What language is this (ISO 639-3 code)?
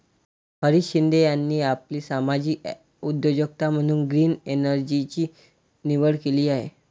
mar